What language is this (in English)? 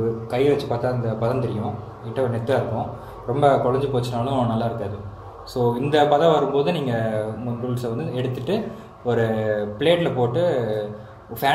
Indonesian